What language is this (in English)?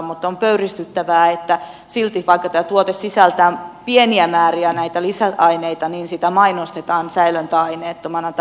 Finnish